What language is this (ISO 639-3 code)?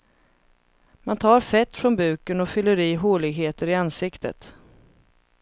swe